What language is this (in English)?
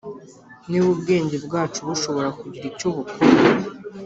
Kinyarwanda